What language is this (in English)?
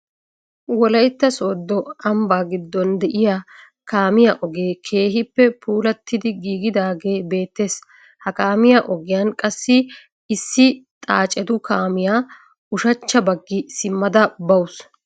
Wolaytta